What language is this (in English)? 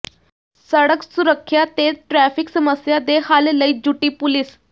Punjabi